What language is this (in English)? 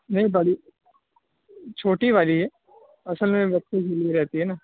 Urdu